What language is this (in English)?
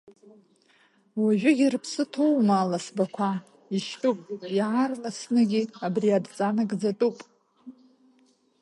Abkhazian